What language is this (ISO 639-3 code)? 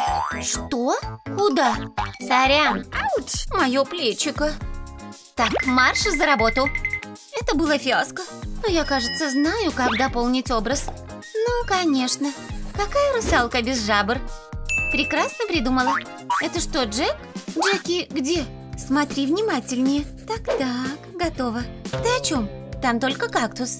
rus